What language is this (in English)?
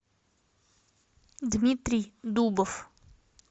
Russian